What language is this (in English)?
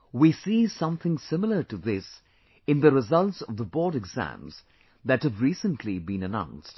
English